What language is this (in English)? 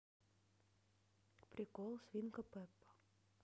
Russian